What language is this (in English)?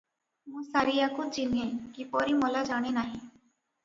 Odia